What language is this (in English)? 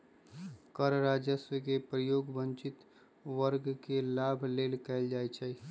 Magahi